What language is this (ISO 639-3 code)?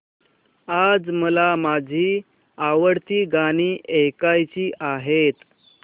mar